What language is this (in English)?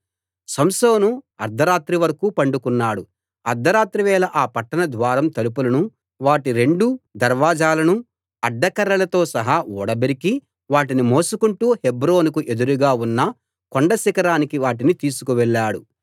Telugu